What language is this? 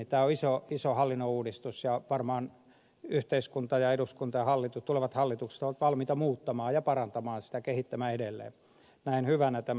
Finnish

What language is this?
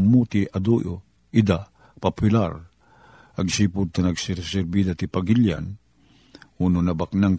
Filipino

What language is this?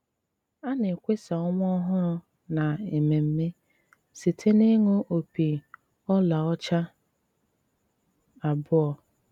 Igbo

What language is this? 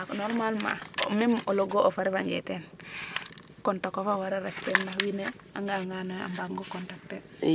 Serer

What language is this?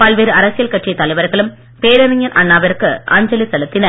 Tamil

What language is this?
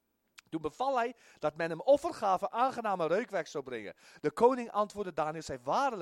Dutch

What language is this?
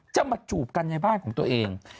Thai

